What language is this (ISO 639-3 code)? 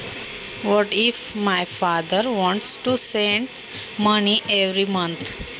mar